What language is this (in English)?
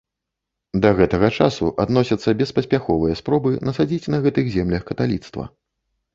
Belarusian